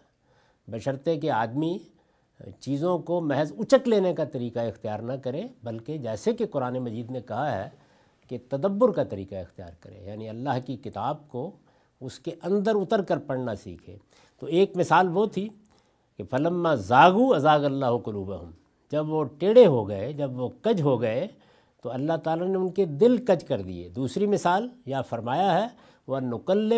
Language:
Urdu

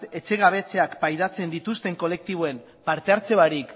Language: Basque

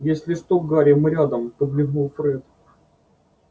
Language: Russian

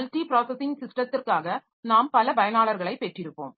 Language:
Tamil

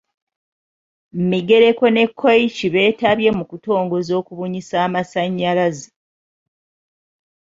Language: Ganda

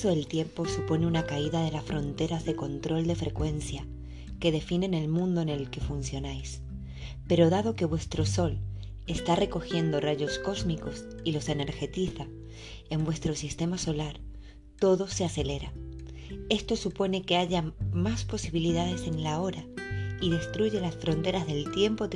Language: Spanish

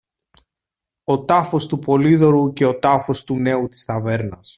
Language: Greek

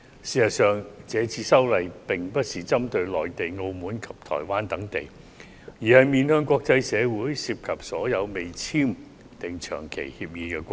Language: Cantonese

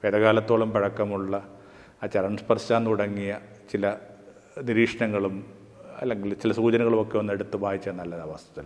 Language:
Malayalam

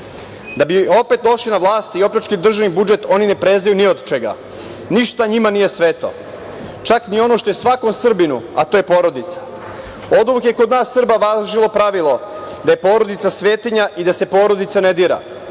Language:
Serbian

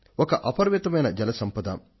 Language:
Telugu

